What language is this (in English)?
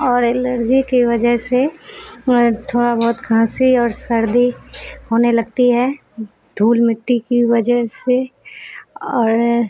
Urdu